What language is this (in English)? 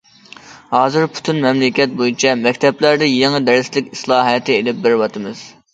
Uyghur